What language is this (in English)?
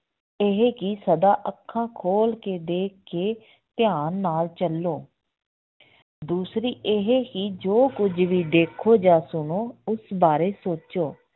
Punjabi